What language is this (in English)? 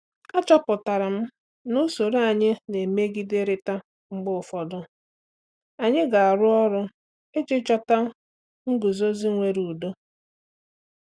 Igbo